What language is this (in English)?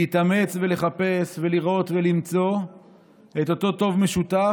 Hebrew